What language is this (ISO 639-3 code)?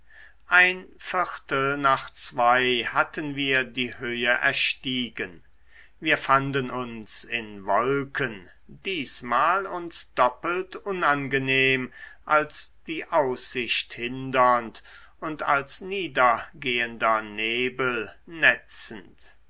deu